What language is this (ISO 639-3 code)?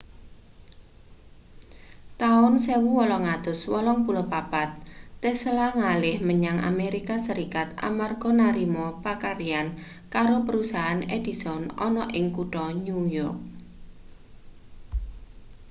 jav